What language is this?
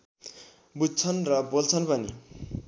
Nepali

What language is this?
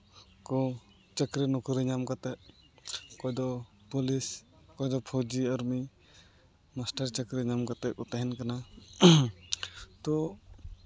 Santali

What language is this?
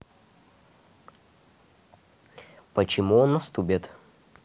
Russian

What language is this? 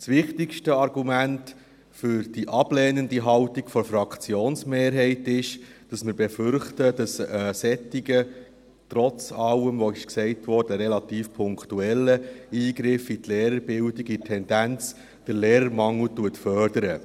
Swiss German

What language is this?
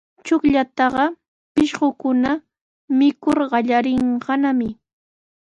Sihuas Ancash Quechua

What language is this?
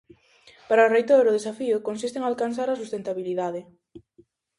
Galician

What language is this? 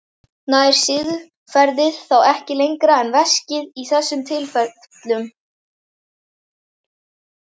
Icelandic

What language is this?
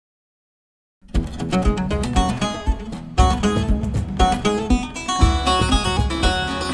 Turkish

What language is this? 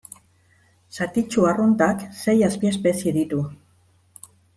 Basque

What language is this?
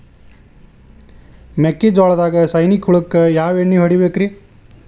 Kannada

